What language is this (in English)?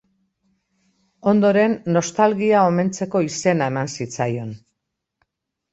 Basque